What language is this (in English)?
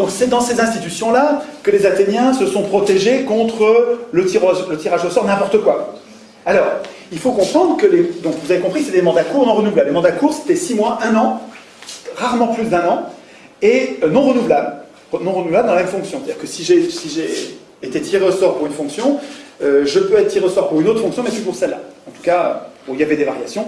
French